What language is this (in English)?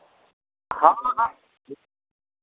Maithili